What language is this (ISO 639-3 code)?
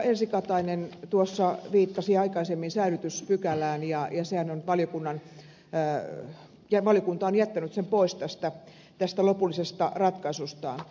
fin